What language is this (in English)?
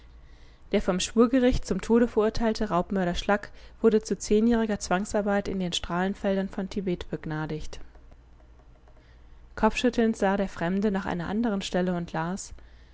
German